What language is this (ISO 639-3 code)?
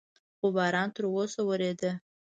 pus